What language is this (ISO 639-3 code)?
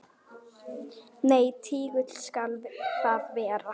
isl